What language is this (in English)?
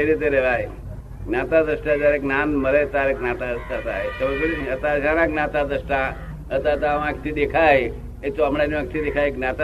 Gujarati